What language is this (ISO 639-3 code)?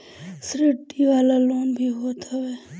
bho